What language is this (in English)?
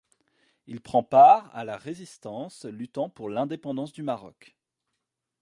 French